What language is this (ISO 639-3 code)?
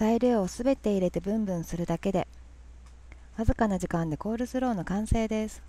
jpn